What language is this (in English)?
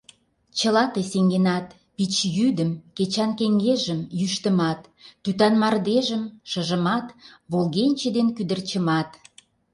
Mari